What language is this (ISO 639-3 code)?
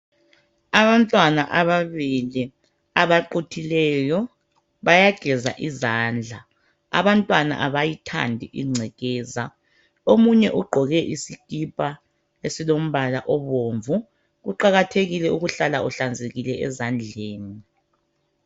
nde